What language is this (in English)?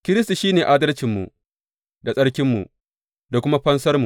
Hausa